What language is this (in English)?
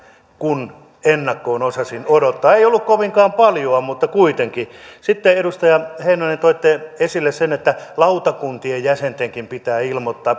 Finnish